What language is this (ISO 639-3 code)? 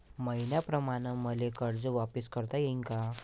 mar